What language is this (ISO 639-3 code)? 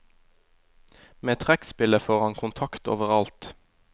nor